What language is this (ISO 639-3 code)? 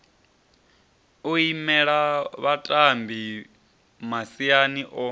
ven